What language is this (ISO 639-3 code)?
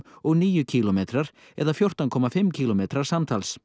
isl